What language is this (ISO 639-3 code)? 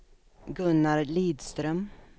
swe